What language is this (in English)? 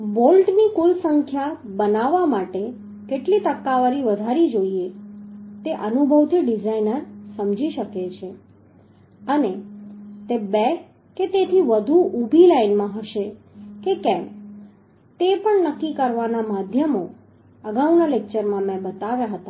Gujarati